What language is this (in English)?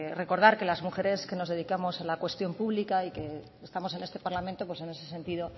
Spanish